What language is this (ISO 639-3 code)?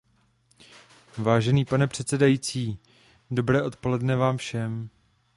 ces